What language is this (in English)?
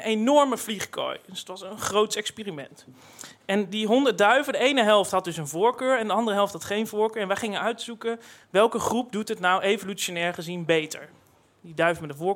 Dutch